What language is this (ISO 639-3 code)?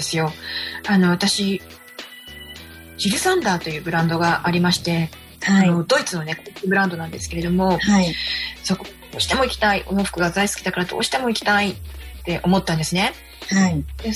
jpn